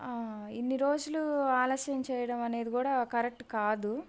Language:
Telugu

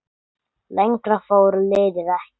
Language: Icelandic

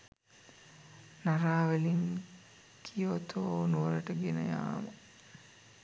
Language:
Sinhala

